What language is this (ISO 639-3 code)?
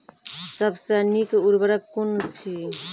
mai